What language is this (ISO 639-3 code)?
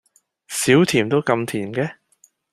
yue